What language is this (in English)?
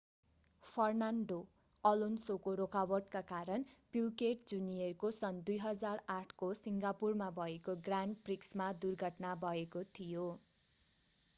Nepali